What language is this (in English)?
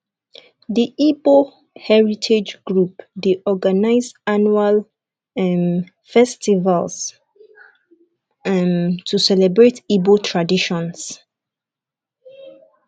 Nigerian Pidgin